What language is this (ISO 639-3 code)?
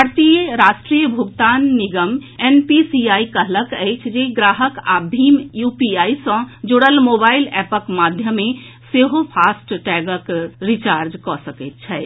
mai